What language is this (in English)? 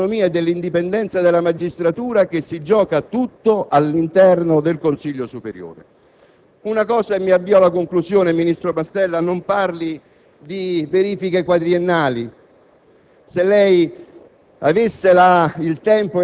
Italian